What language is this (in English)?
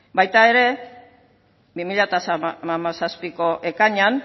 Basque